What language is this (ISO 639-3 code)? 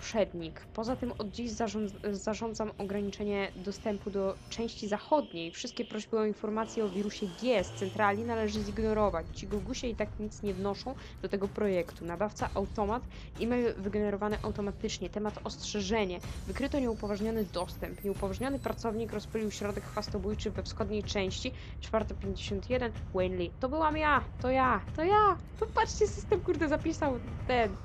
pol